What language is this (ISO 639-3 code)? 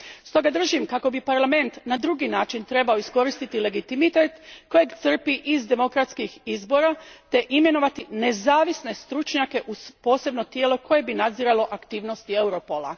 hrv